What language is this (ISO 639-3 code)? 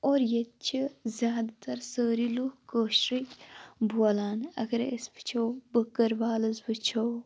kas